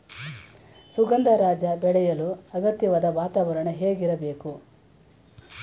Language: Kannada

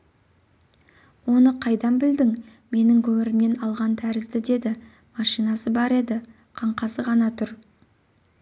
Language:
Kazakh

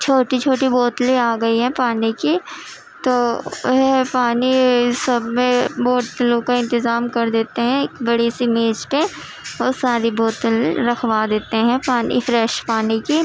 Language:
Urdu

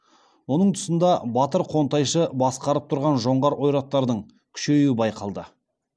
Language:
Kazakh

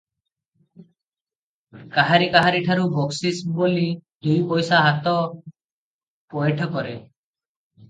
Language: Odia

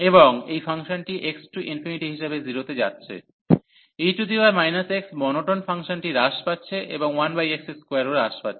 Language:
Bangla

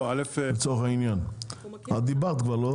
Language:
Hebrew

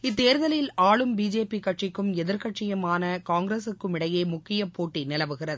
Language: Tamil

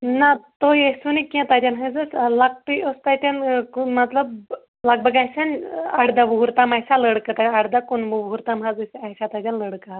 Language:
Kashmiri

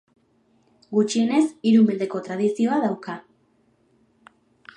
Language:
Basque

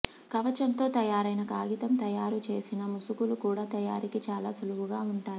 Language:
Telugu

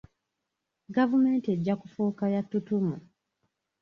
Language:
Ganda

